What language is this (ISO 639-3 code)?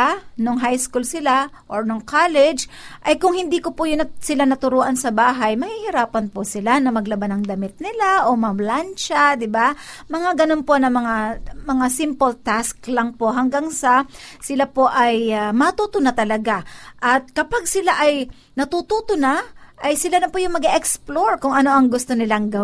fil